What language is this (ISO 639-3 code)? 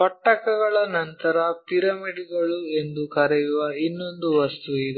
kan